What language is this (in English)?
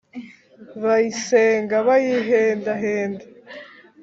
Kinyarwanda